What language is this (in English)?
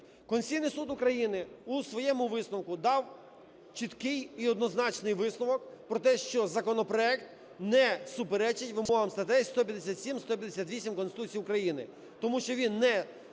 Ukrainian